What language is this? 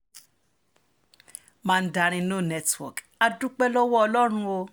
Yoruba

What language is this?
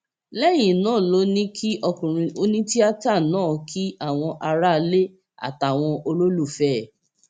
Yoruba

